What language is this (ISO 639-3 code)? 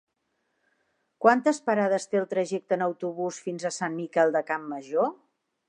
cat